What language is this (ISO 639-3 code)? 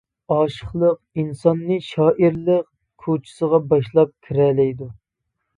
uig